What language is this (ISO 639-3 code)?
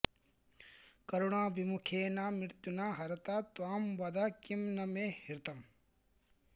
san